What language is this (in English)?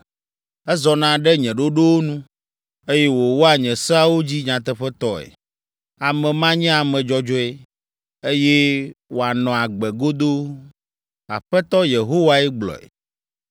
Ewe